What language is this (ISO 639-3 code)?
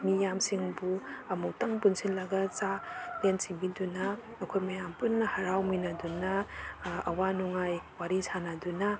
mni